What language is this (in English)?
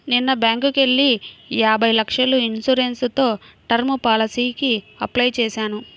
Telugu